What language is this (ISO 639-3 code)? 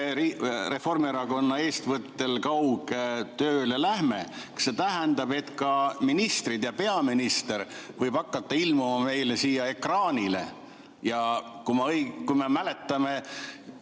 est